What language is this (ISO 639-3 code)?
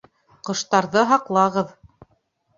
bak